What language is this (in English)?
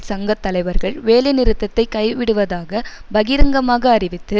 Tamil